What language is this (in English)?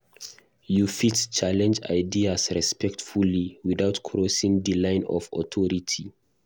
Nigerian Pidgin